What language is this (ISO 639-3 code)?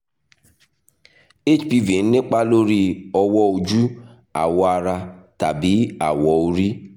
yor